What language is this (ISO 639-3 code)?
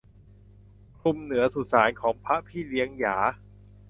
tha